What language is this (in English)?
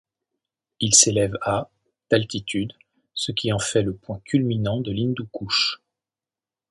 French